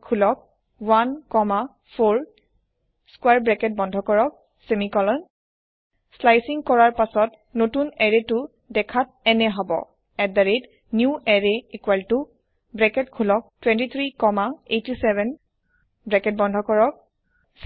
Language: Assamese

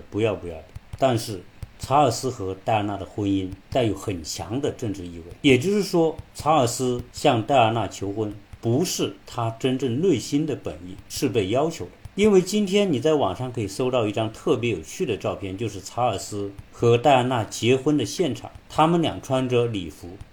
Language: Chinese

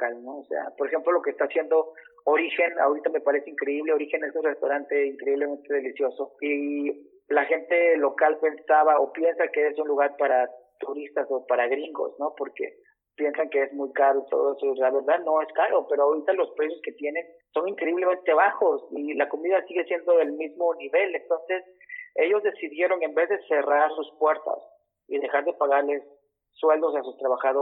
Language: Spanish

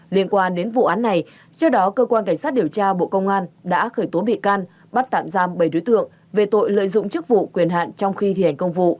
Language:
Vietnamese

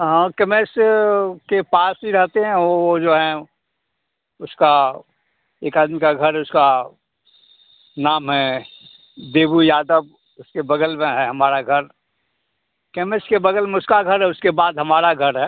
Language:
Hindi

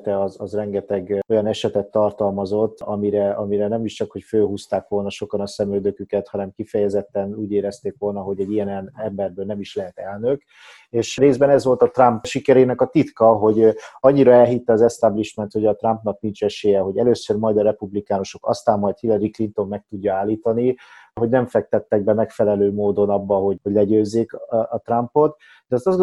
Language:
Hungarian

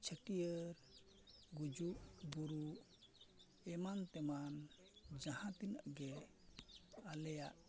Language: Santali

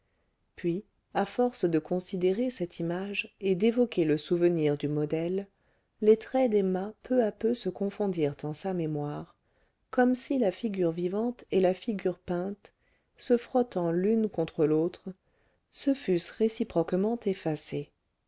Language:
French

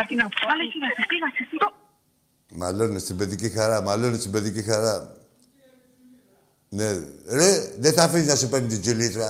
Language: Greek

